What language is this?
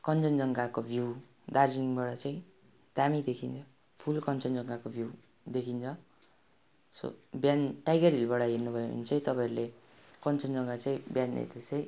Nepali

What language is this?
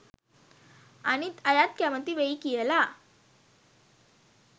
Sinhala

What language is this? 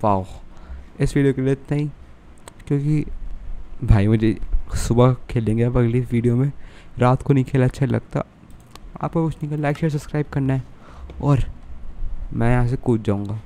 Hindi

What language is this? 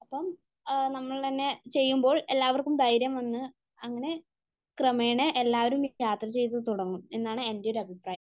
Malayalam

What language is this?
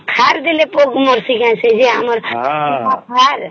Odia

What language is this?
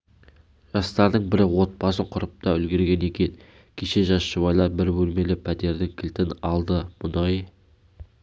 Kazakh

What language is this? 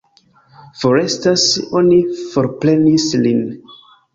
Esperanto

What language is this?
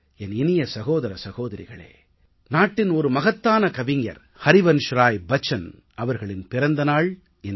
Tamil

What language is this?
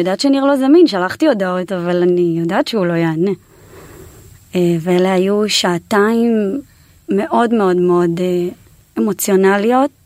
Hebrew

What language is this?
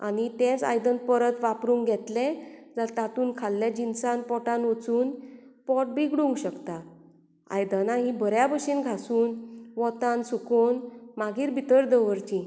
Konkani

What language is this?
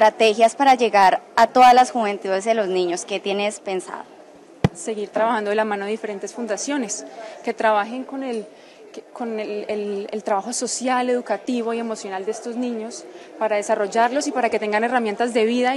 Spanish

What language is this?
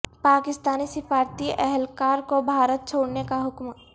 Urdu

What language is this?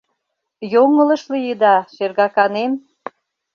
Mari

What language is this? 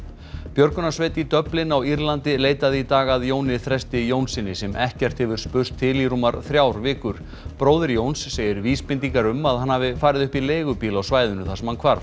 Icelandic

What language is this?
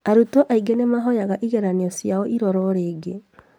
Kikuyu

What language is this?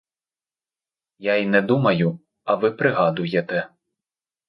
Ukrainian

